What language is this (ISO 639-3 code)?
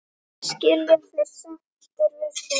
isl